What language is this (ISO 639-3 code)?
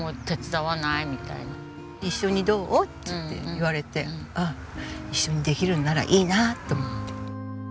jpn